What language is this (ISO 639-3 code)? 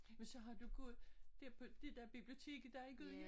dan